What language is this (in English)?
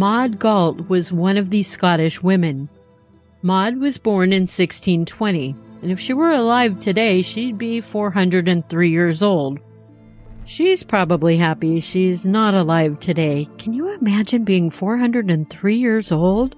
English